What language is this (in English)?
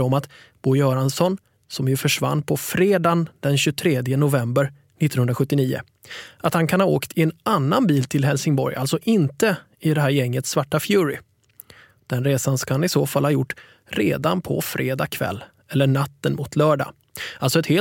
Swedish